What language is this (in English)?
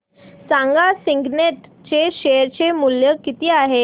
Marathi